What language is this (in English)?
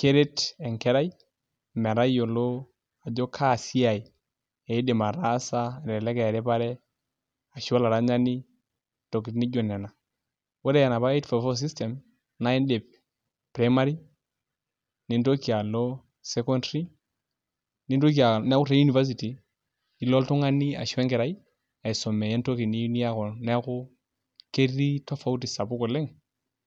Masai